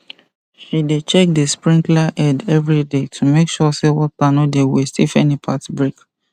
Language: Nigerian Pidgin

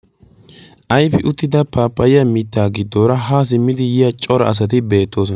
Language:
Wolaytta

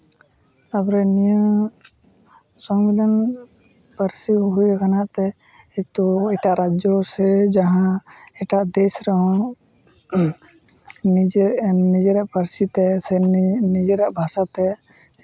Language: Santali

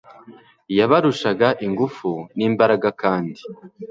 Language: Kinyarwanda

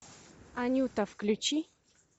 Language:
Russian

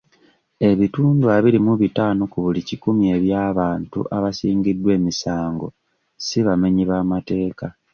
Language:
Ganda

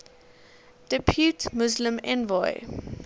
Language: English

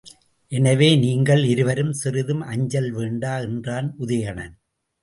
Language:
Tamil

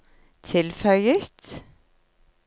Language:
Norwegian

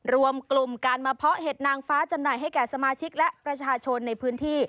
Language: Thai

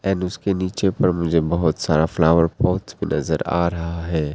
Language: Hindi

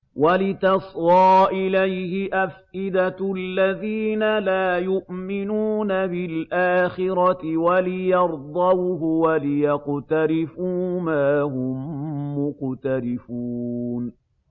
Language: Arabic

